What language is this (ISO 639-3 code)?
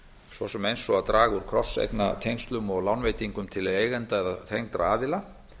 isl